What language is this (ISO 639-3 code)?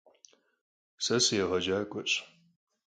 kbd